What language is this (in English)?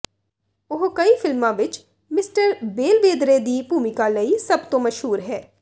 Punjabi